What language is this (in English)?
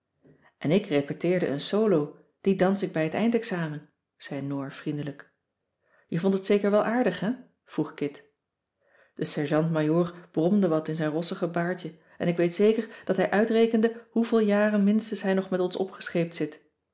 Dutch